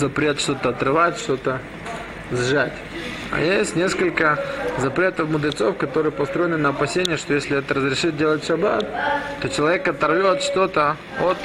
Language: Russian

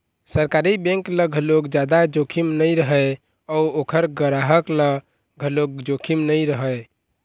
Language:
Chhattisgarhi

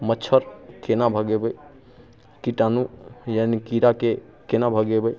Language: Maithili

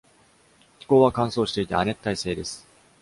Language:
Japanese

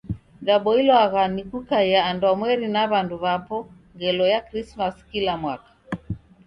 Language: Taita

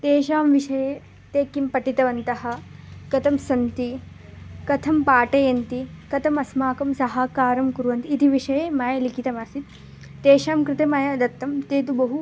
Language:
Sanskrit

